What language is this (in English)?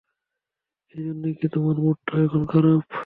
Bangla